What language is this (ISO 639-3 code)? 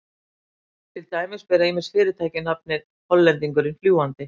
isl